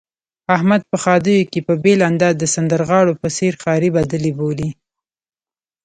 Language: Pashto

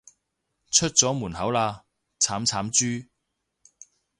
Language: Cantonese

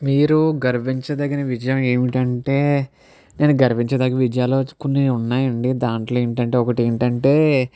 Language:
Telugu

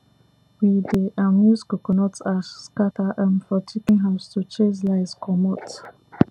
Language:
Nigerian Pidgin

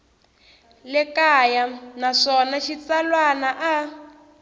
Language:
Tsonga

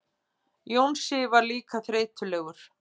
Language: Icelandic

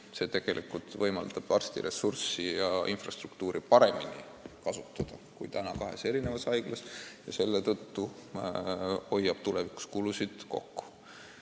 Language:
Estonian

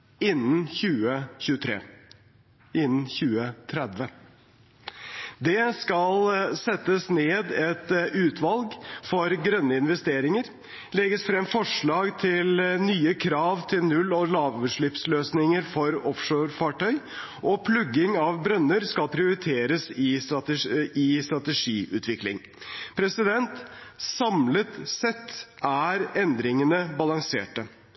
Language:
Norwegian Bokmål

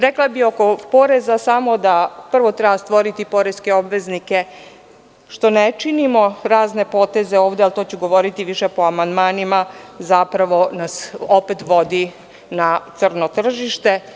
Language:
Serbian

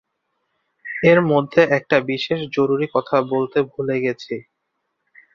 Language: Bangla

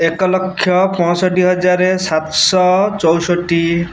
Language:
Odia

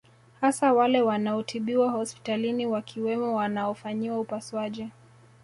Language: Swahili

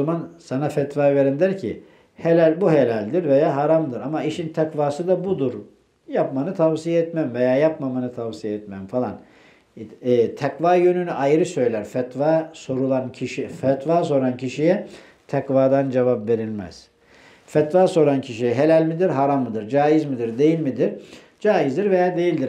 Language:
Turkish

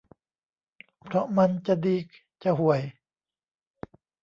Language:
Thai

